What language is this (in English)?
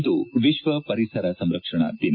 Kannada